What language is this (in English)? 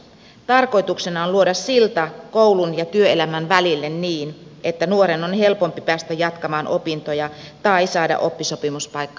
Finnish